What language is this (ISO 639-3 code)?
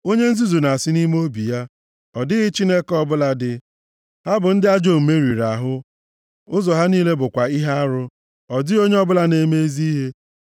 ibo